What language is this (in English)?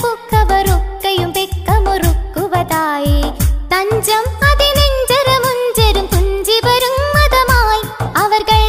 Malayalam